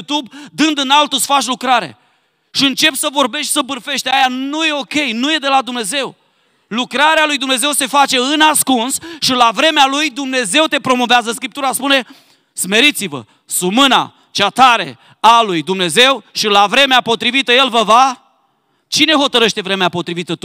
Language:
Romanian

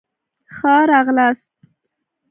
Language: Pashto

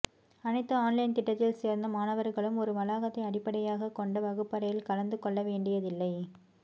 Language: Tamil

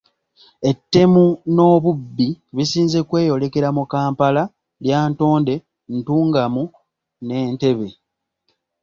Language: Ganda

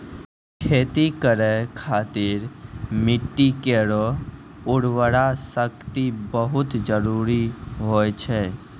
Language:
Maithili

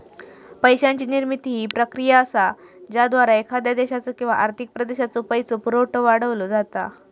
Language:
Marathi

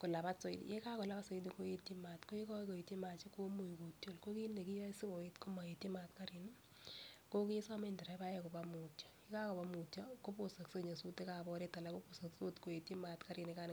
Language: Kalenjin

